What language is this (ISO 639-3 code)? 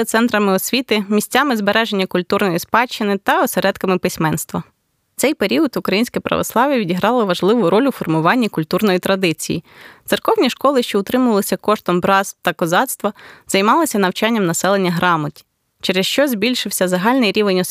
ukr